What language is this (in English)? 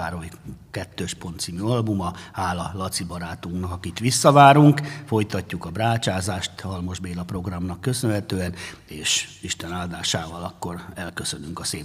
Hungarian